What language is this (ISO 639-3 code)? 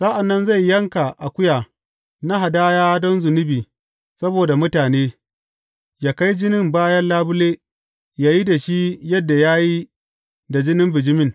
hau